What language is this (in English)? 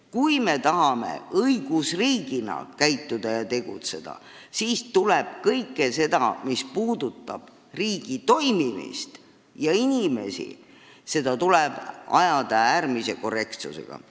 Estonian